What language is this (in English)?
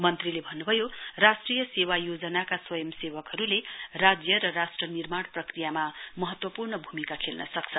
Nepali